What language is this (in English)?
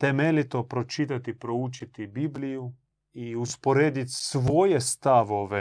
Croatian